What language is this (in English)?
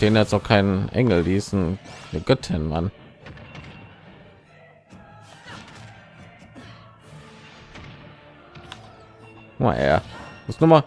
German